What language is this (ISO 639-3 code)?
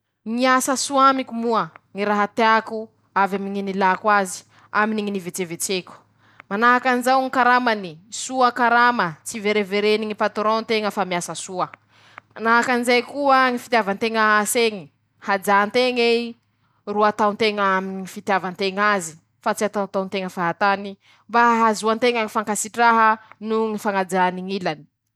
msh